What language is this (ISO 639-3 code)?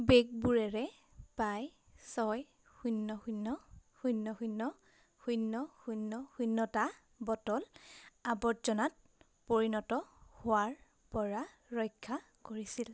asm